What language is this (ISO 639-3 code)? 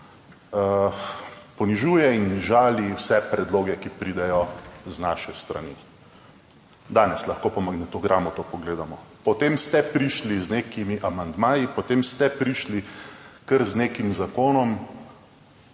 slv